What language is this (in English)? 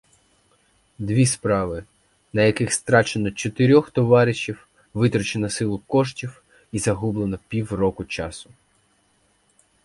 Ukrainian